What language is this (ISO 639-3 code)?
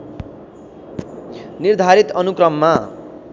nep